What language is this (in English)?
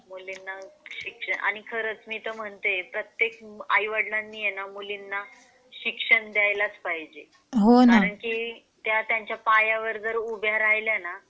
Marathi